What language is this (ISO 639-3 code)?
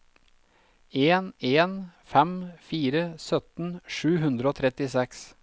nor